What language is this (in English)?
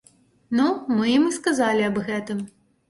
Belarusian